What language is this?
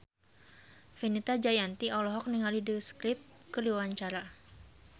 Sundanese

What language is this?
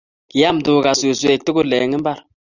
Kalenjin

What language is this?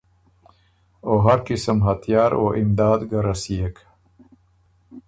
Ormuri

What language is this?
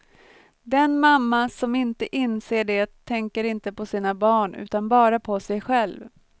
Swedish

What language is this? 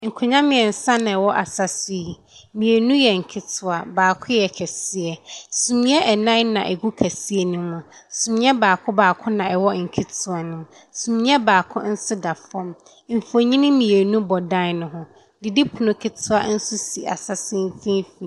Akan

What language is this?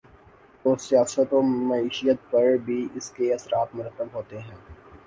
Urdu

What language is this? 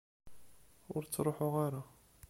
Kabyle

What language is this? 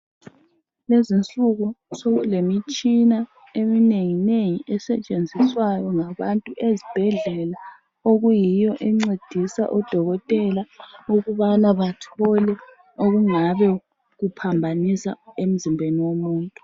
North Ndebele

